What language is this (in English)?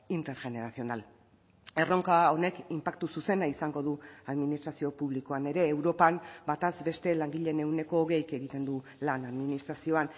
Basque